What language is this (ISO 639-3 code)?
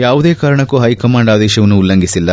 kan